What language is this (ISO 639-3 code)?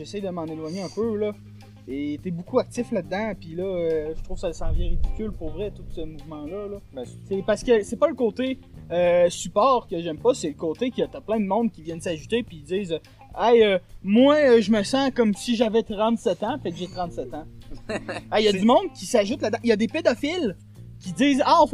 fra